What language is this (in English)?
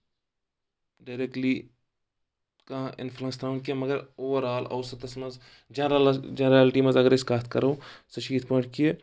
Kashmiri